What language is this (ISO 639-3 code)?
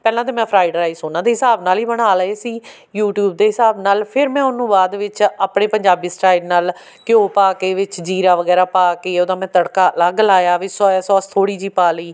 pan